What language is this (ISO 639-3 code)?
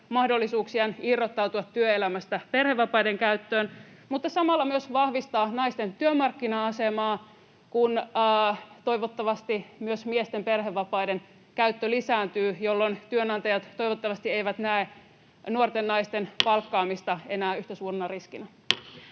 fin